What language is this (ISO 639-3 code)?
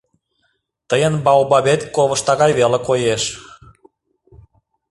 chm